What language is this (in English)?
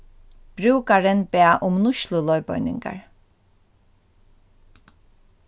Faroese